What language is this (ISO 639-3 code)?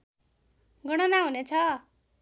nep